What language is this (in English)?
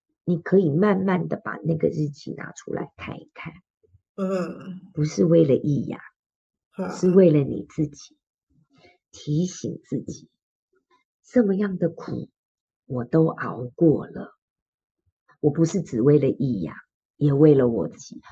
Chinese